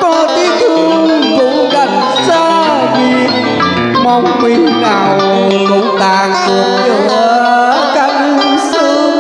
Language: Vietnamese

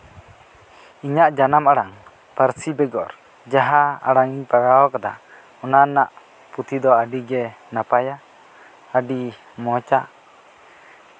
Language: Santali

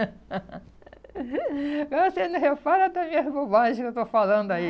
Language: Portuguese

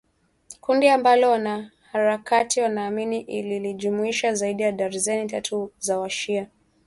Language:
Swahili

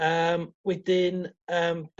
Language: Welsh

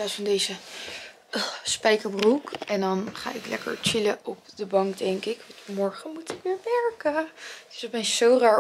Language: Dutch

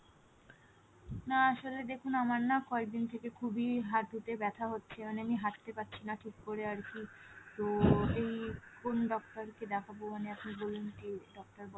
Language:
Bangla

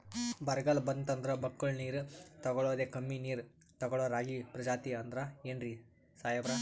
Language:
Kannada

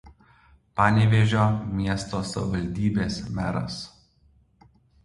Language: Lithuanian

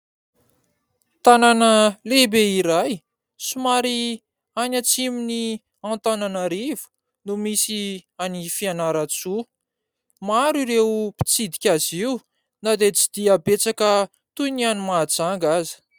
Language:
Malagasy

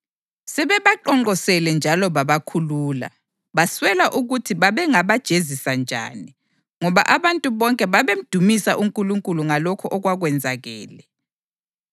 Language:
North Ndebele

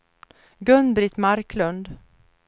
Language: Swedish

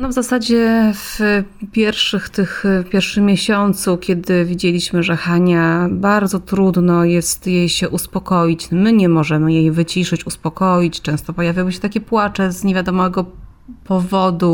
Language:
Polish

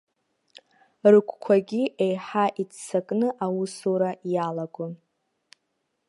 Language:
Abkhazian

